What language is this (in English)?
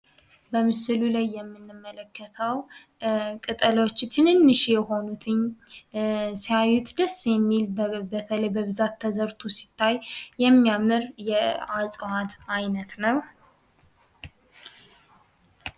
Amharic